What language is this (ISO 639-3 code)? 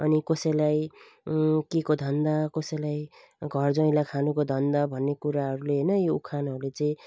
nep